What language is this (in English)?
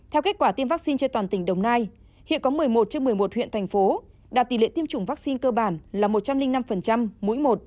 Vietnamese